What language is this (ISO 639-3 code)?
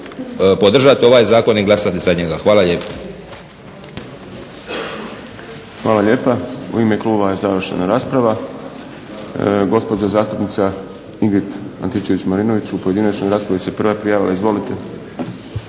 hrv